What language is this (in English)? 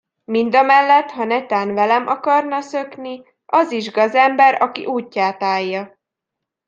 Hungarian